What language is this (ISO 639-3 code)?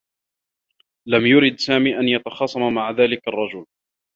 ara